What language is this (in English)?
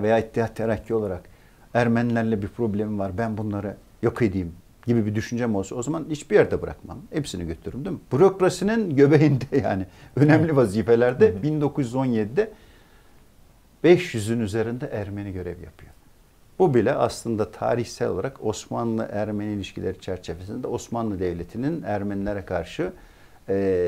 Turkish